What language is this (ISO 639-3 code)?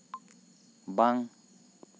sat